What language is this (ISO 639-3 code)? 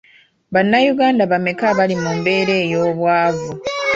lug